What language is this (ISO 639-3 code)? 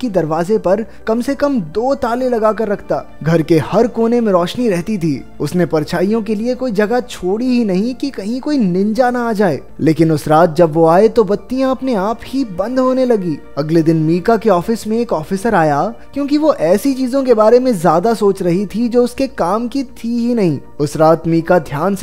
hin